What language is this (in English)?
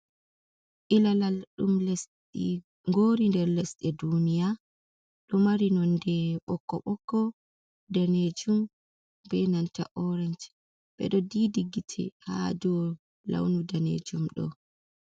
Fula